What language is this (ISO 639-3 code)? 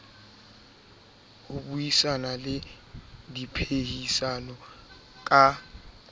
sot